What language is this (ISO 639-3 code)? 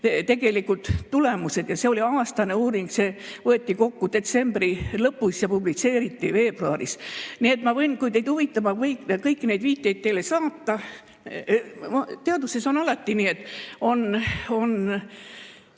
est